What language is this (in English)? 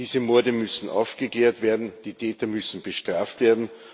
German